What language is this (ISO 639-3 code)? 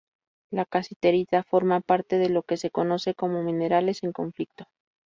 spa